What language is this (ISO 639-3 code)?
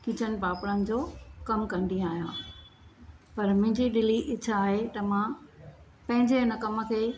snd